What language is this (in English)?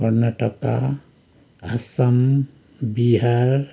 Nepali